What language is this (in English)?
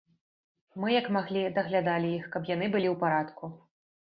Belarusian